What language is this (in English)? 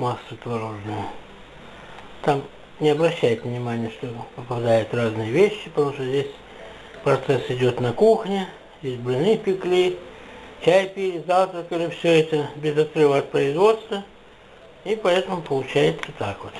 Russian